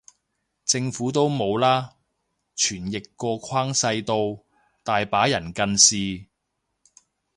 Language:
Cantonese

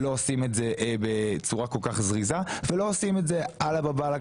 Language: Hebrew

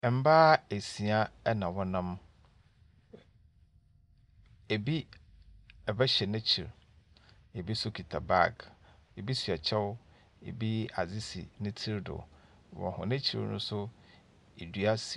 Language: Akan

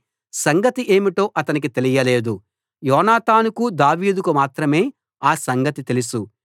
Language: Telugu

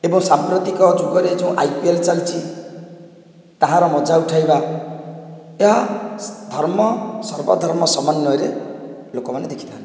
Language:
Odia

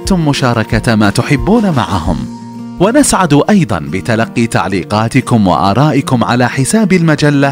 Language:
Arabic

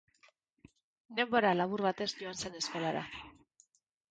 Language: Basque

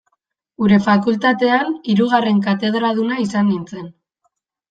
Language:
Basque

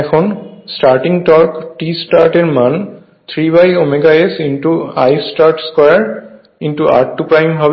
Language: Bangla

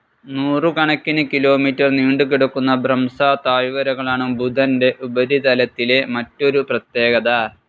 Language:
Malayalam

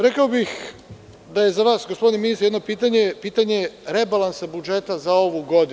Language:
Serbian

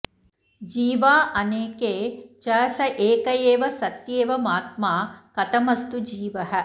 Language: Sanskrit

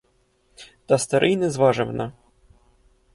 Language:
Ukrainian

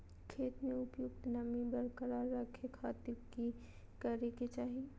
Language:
Magahi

